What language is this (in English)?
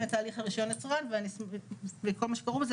Hebrew